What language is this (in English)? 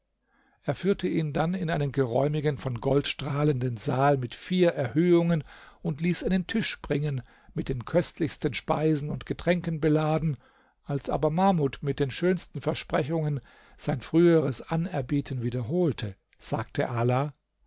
German